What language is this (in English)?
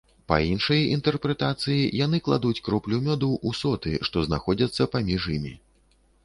Belarusian